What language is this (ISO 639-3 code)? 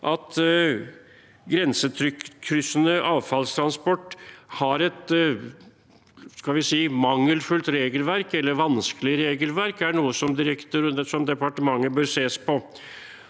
nor